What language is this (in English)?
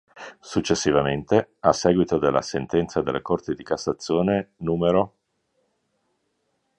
Italian